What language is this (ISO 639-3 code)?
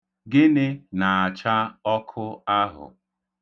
ibo